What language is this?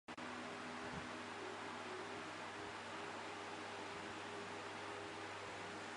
Chinese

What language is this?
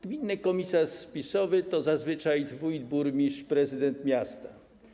Polish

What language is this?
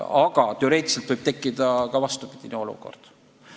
Estonian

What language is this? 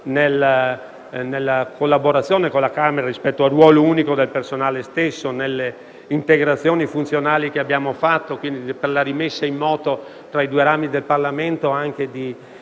Italian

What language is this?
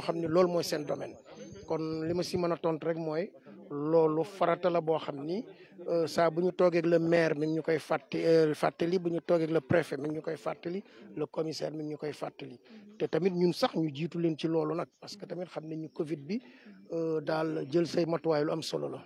French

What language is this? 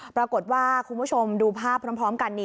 Thai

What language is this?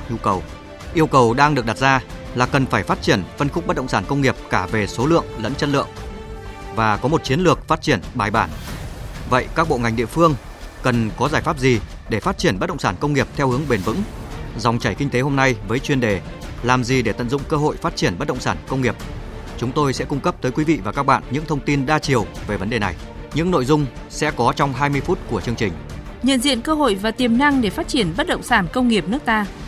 Vietnamese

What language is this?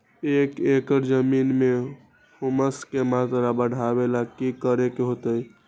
Magahi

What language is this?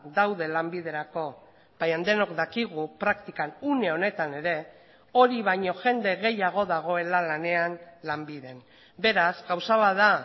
Basque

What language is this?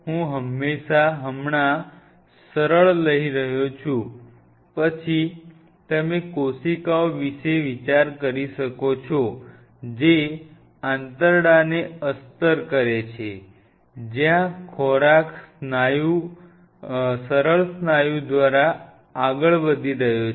Gujarati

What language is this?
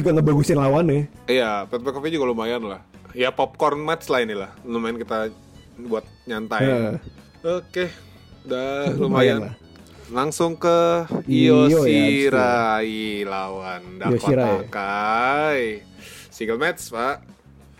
Indonesian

